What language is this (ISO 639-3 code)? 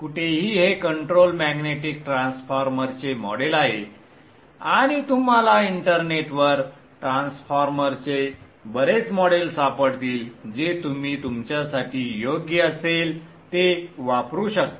mar